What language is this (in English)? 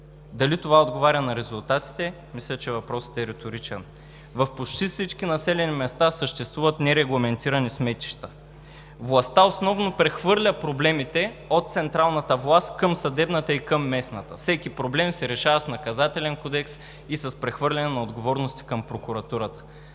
Bulgarian